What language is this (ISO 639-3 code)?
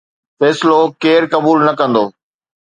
snd